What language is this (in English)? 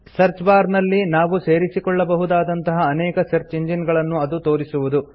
Kannada